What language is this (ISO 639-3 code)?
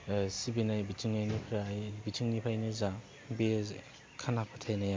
brx